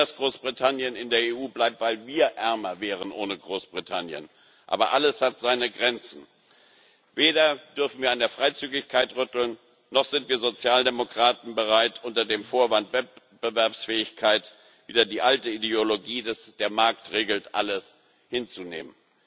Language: German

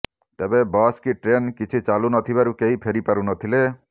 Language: Odia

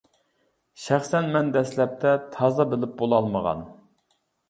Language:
Uyghur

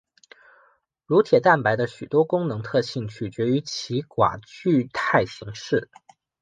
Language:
Chinese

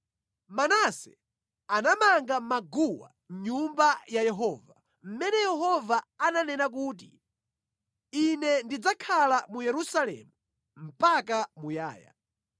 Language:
Nyanja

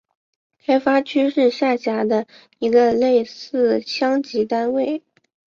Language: Chinese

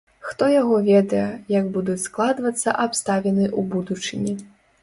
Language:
Belarusian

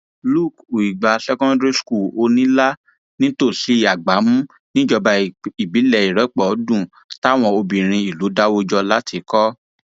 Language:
Yoruba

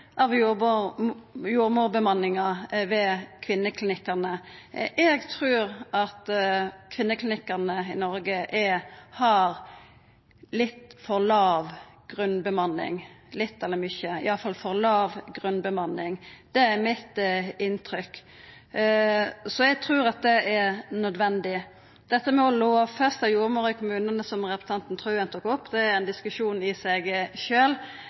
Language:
Norwegian Nynorsk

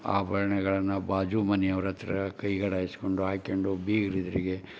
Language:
Kannada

